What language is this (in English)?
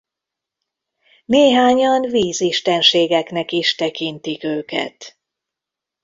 Hungarian